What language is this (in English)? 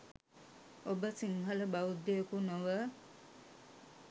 Sinhala